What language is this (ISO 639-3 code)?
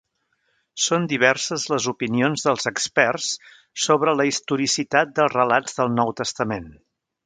cat